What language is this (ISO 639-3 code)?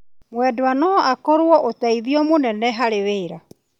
kik